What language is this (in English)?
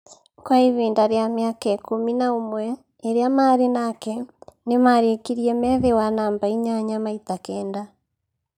Kikuyu